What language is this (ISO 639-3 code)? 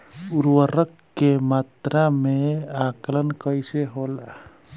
bho